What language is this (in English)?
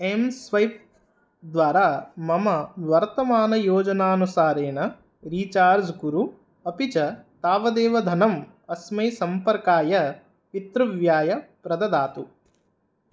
Sanskrit